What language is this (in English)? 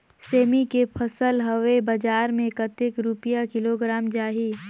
Chhattisgarhi